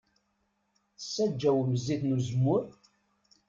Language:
Kabyle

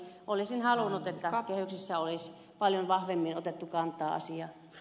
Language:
Finnish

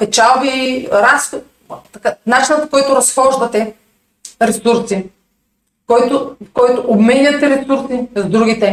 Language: Bulgarian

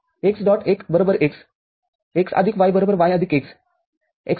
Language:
Marathi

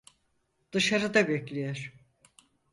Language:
Turkish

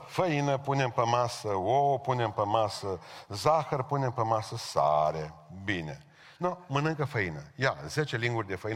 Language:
Romanian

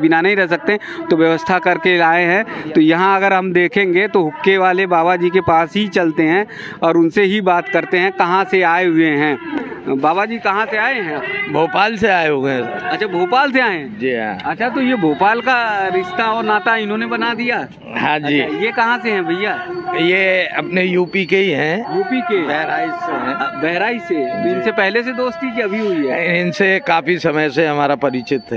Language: Hindi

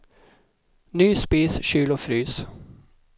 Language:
Swedish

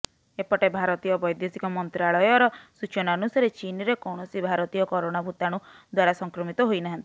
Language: Odia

